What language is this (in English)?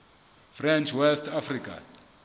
Southern Sotho